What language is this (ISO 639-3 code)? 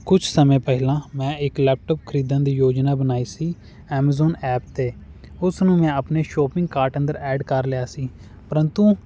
pan